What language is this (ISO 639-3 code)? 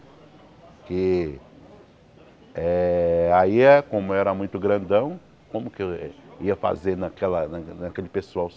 por